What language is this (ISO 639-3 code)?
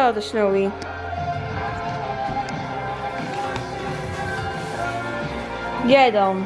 nld